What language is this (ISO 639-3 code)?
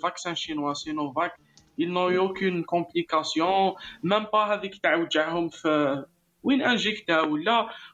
ara